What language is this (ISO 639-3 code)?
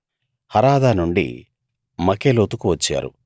tel